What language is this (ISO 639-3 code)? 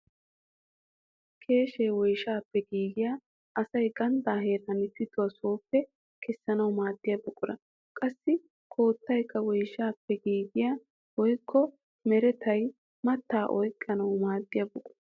wal